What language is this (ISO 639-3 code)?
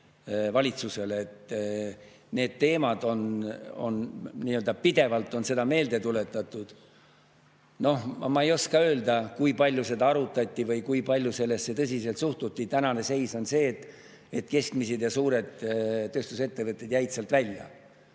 est